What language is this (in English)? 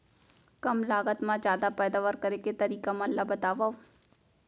Chhattisgarhi